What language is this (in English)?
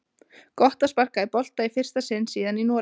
Icelandic